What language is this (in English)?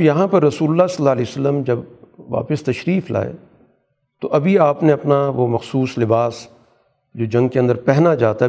Urdu